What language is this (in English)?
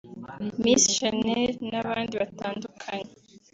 Kinyarwanda